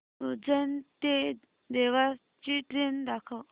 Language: Marathi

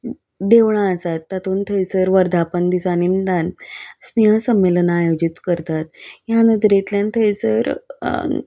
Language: Konkani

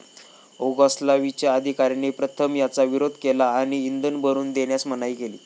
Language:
Marathi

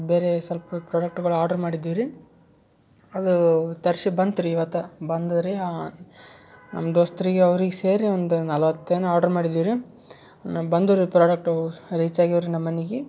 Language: Kannada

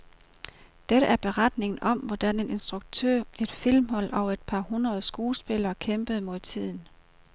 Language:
Danish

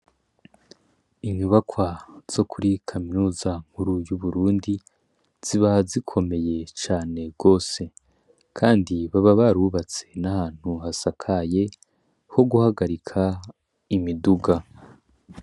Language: Rundi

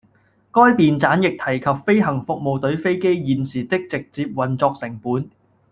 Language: Cantonese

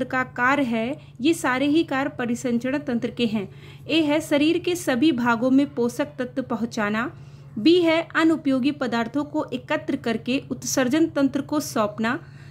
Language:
Hindi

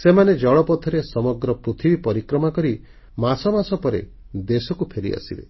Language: Odia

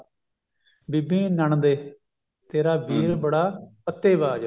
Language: Punjabi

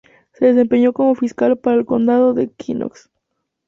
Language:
Spanish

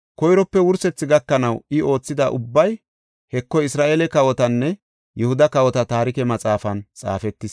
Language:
Gofa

